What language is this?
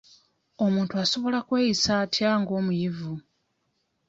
Ganda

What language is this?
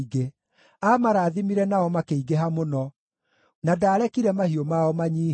Kikuyu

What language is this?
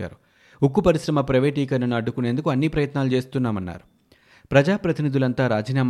Telugu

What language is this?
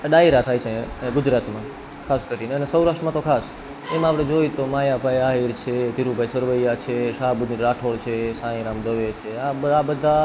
Gujarati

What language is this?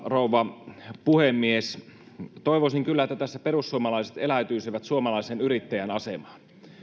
Finnish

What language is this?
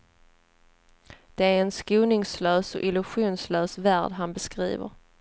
Swedish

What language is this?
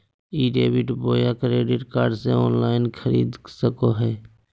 Magahi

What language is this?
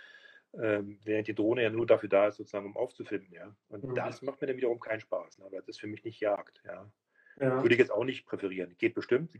German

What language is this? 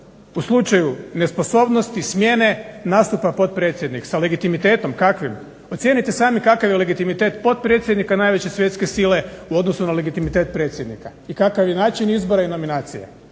Croatian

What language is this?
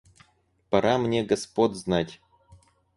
Russian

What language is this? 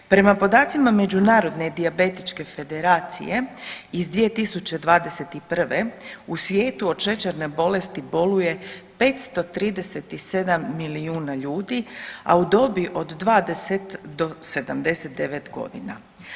Croatian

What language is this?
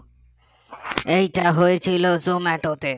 Bangla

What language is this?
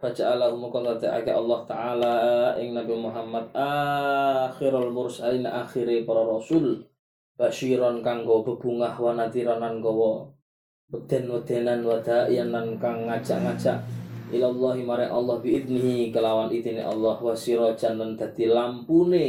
Malay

